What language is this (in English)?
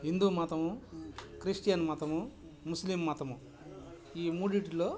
Telugu